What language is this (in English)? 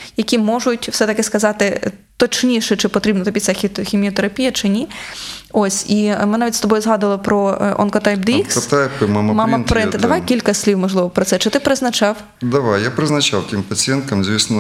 Ukrainian